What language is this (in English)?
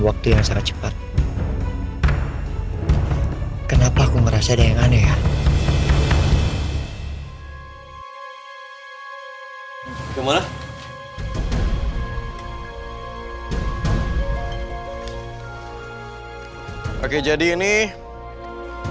Indonesian